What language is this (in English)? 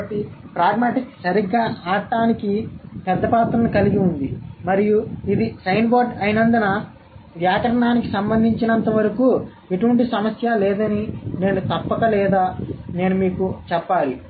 Telugu